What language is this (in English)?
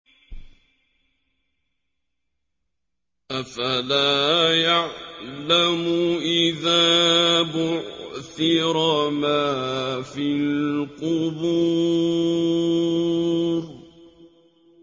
Arabic